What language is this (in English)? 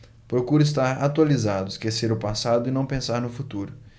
Portuguese